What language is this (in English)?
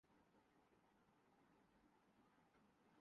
Urdu